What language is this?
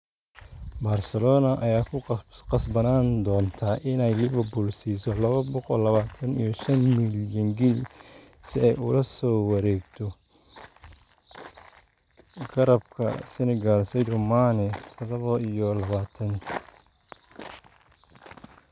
Somali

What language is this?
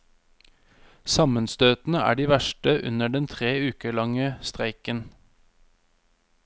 Norwegian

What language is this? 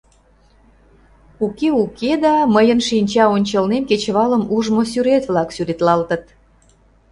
Mari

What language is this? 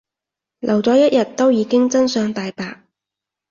Cantonese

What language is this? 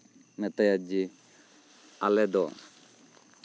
Santali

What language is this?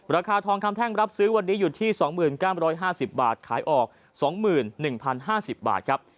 Thai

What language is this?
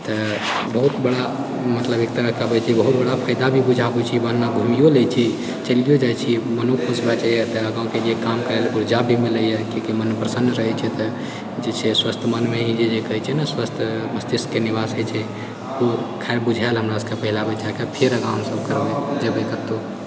Maithili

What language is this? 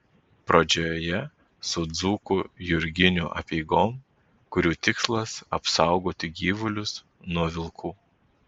Lithuanian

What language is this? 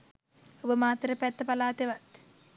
Sinhala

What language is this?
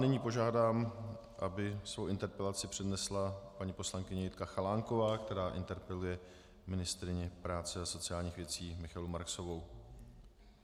Czech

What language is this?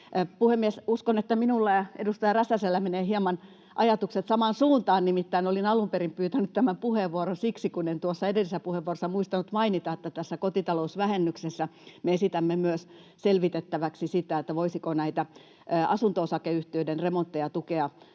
Finnish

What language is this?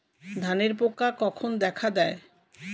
Bangla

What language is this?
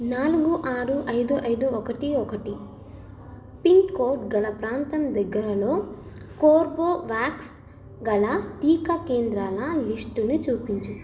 Telugu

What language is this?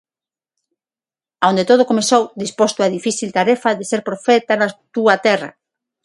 Galician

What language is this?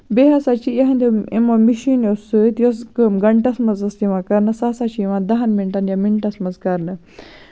Kashmiri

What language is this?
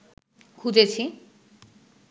Bangla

